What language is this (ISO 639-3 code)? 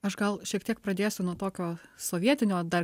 lit